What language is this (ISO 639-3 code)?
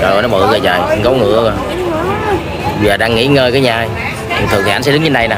vie